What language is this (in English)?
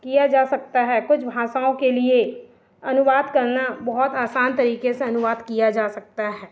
Hindi